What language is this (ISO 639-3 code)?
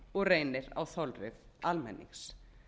isl